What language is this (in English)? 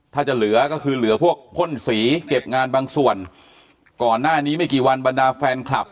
Thai